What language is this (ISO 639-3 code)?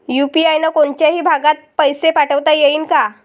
mar